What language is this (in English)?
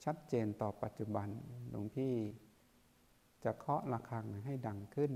Thai